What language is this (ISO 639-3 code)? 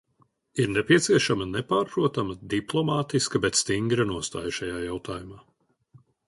lav